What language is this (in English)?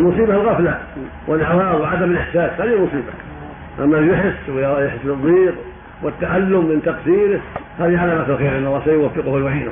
Arabic